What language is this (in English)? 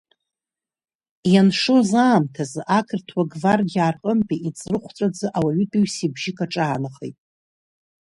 Abkhazian